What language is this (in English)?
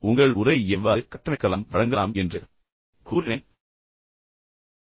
Tamil